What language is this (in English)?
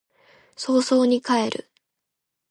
Japanese